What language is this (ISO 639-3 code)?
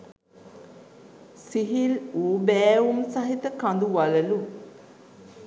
sin